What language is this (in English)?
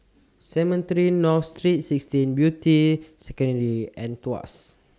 English